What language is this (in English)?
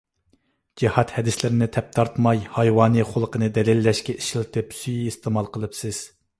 Uyghur